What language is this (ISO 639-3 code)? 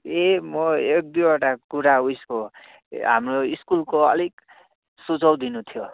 nep